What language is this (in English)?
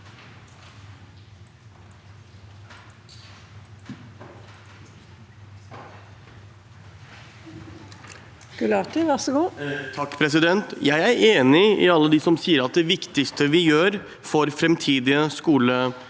Norwegian